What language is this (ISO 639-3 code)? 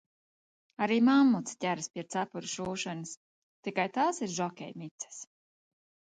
lav